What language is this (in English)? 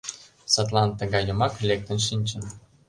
Mari